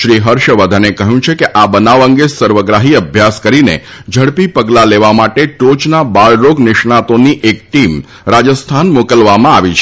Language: Gujarati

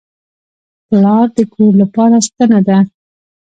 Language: Pashto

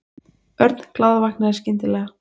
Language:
Icelandic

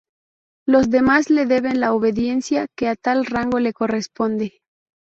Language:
Spanish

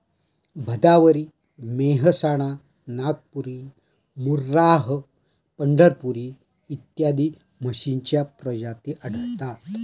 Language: Marathi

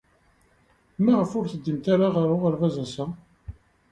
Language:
Kabyle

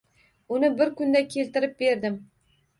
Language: Uzbek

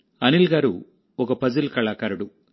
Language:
Telugu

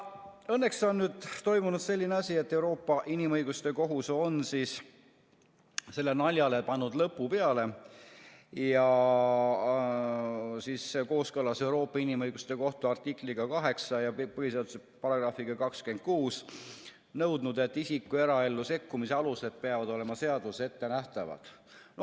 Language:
Estonian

